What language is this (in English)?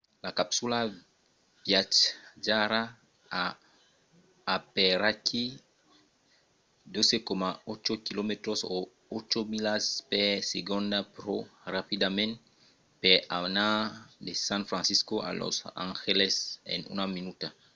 Occitan